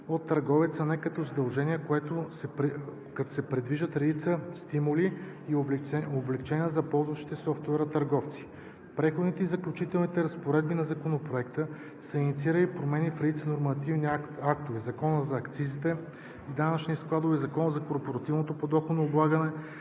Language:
Bulgarian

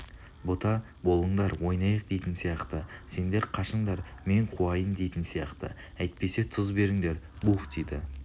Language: Kazakh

